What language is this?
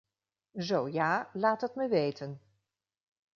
Dutch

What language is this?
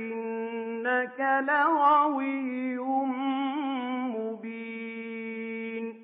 Arabic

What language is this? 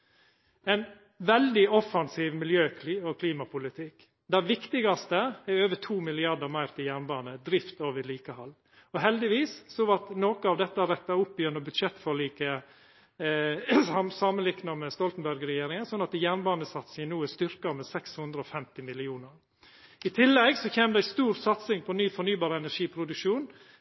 Norwegian Nynorsk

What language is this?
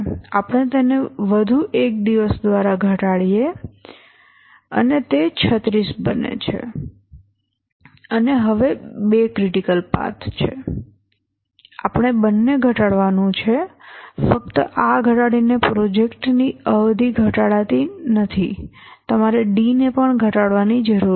Gujarati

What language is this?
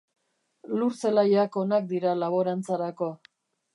Basque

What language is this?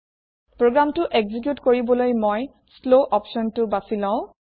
Assamese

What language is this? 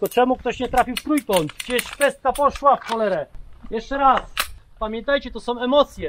Polish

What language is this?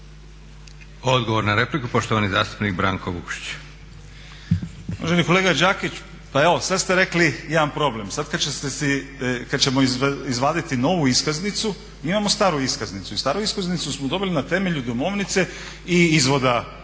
Croatian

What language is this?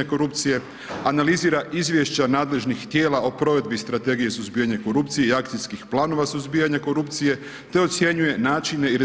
Croatian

